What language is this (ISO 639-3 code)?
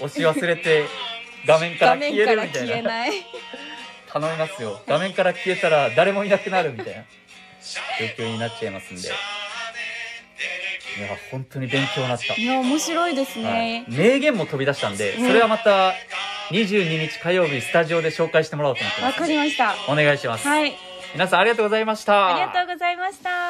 jpn